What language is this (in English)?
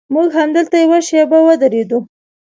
Pashto